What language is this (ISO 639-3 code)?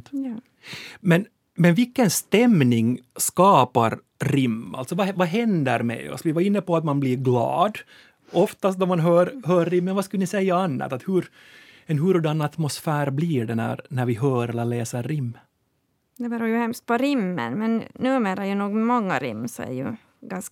swe